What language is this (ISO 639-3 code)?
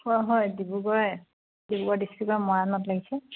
asm